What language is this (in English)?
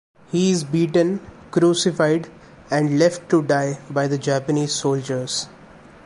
English